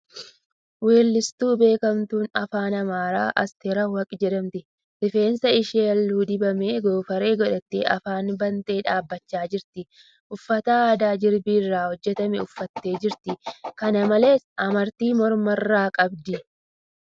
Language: Oromo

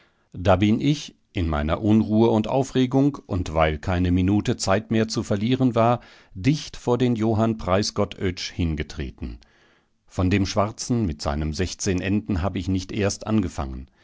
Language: German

